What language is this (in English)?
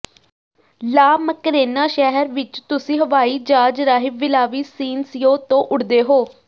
Punjabi